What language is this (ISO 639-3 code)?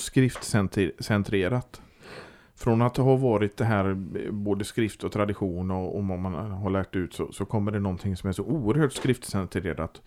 swe